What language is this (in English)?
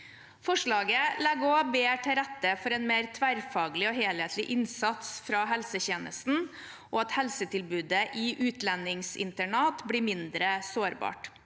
Norwegian